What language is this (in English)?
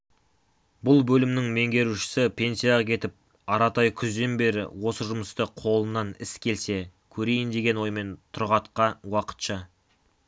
Kazakh